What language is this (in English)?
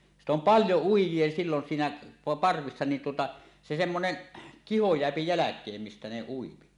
Finnish